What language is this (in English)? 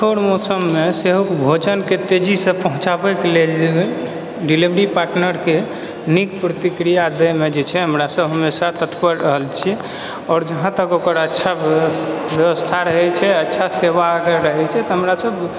Maithili